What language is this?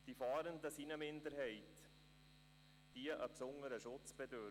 Swiss German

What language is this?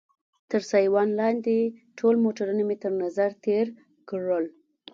Pashto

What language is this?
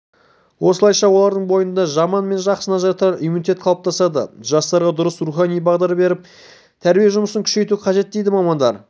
Kazakh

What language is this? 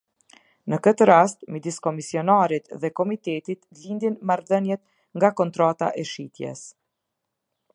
Albanian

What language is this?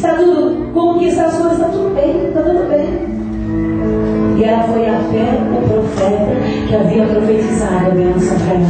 Portuguese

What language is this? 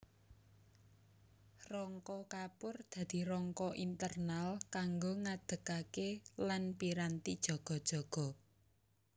Javanese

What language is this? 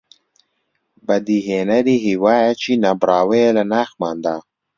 Central Kurdish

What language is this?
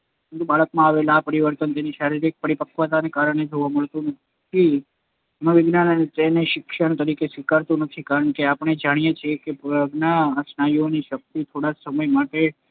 Gujarati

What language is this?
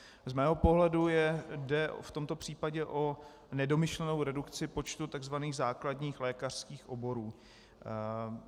Czech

